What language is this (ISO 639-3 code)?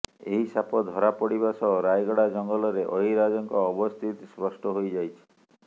ori